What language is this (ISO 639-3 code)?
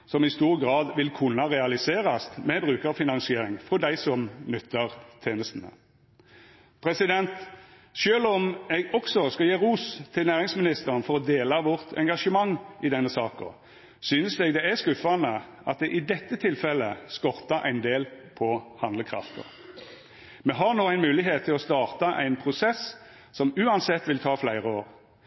nno